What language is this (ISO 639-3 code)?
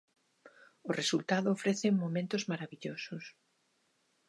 glg